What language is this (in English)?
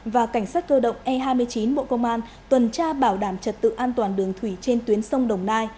Vietnamese